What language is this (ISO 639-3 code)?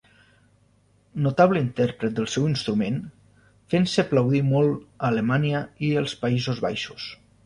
cat